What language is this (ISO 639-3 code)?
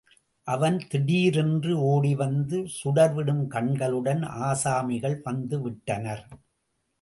tam